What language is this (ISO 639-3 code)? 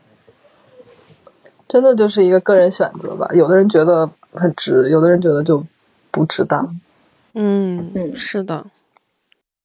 zho